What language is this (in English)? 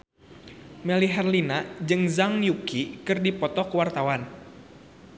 Sundanese